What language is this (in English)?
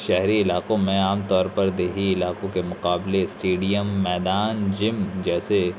Urdu